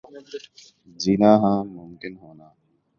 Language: Urdu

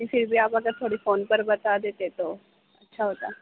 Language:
Urdu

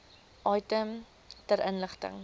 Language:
Afrikaans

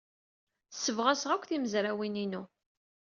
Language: Kabyle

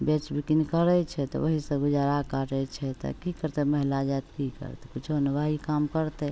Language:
Maithili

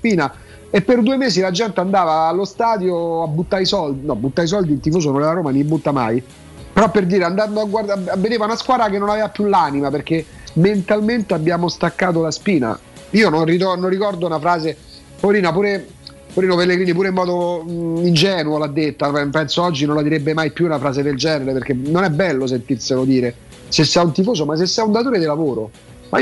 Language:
Italian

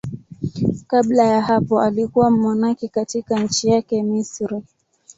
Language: Swahili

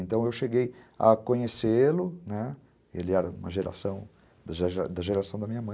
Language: Portuguese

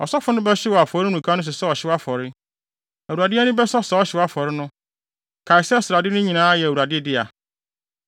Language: Akan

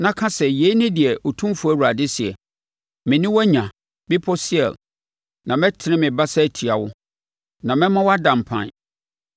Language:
Akan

